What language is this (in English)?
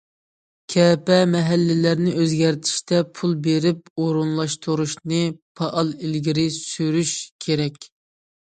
Uyghur